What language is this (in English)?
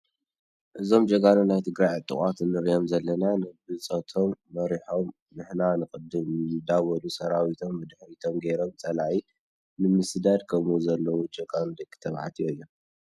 Tigrinya